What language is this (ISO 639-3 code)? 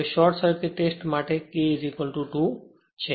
guj